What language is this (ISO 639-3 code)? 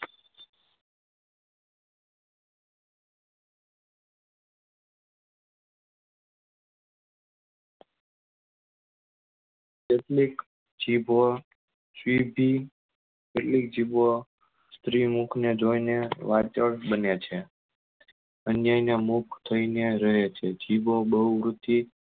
guj